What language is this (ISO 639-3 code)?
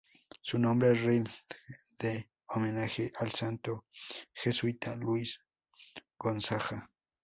spa